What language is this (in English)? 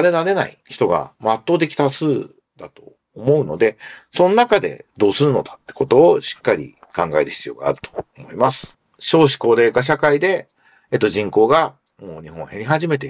Japanese